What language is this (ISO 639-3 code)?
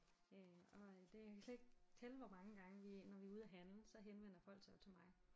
dan